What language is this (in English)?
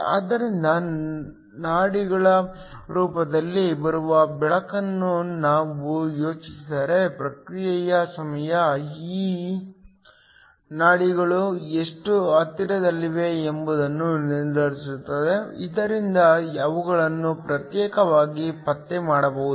Kannada